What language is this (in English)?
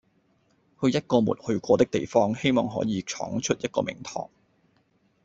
Cantonese